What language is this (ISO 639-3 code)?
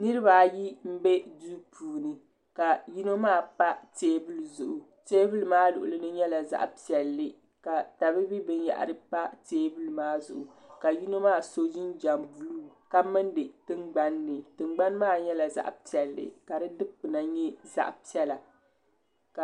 dag